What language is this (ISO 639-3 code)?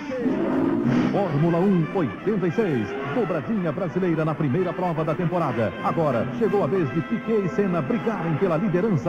por